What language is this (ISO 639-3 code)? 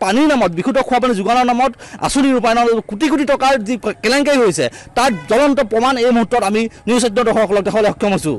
ind